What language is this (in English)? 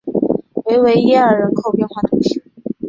Chinese